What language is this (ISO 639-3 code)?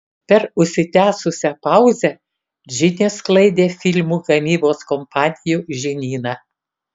lit